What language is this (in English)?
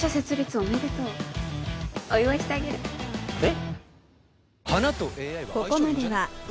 Japanese